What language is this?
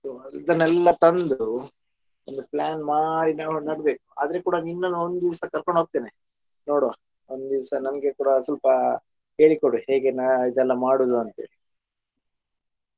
Kannada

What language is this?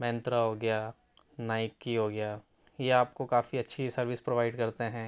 Urdu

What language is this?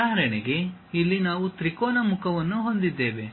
Kannada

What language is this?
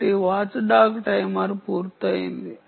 Telugu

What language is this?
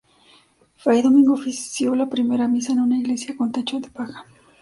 Spanish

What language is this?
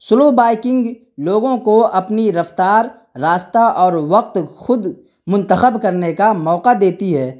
Urdu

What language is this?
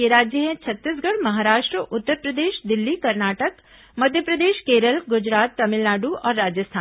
Hindi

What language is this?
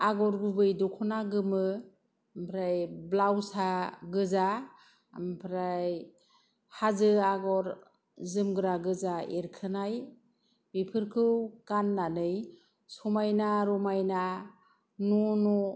Bodo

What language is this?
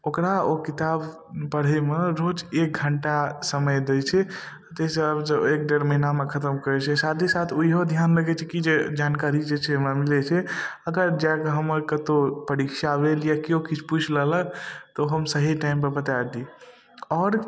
Maithili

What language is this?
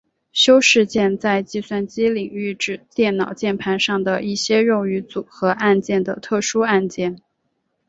Chinese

